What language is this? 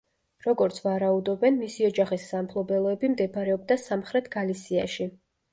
Georgian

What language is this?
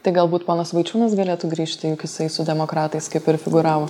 Lithuanian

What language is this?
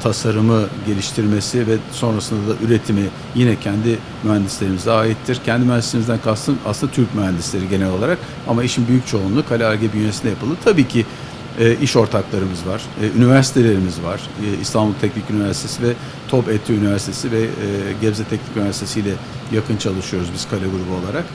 Turkish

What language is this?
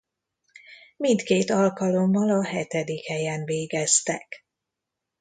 Hungarian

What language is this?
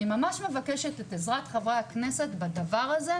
Hebrew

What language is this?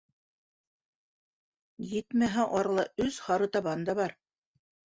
Bashkir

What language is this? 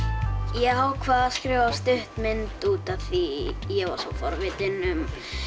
Icelandic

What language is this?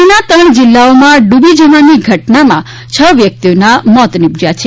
Gujarati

